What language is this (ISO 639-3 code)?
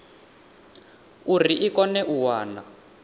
ven